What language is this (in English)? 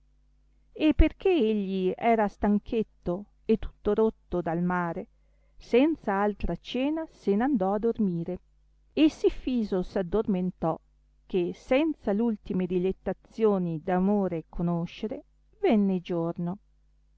Italian